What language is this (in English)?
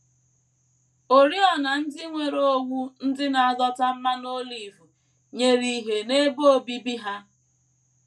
Igbo